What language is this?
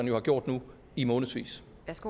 Danish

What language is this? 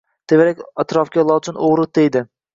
Uzbek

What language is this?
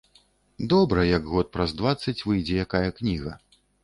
Belarusian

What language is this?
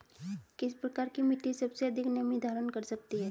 Hindi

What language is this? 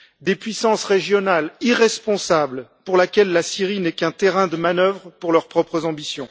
French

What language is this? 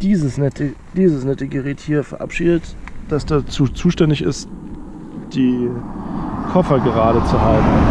German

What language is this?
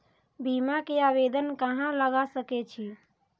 Maithili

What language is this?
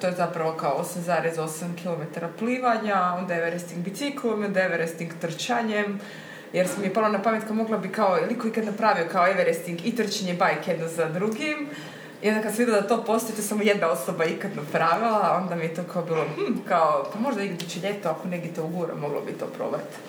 Croatian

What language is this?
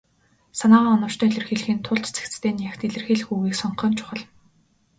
Mongolian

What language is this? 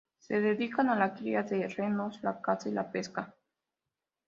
Spanish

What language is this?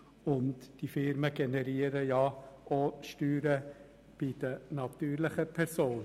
Swiss German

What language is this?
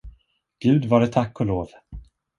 Swedish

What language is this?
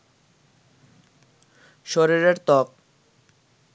Bangla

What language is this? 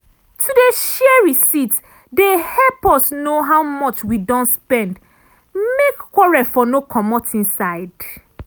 Nigerian Pidgin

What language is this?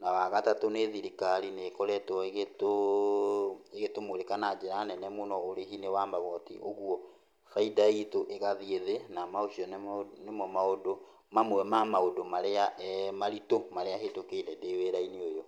Kikuyu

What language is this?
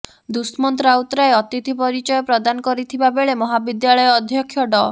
Odia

